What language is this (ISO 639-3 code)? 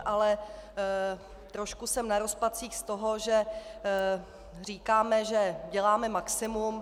ces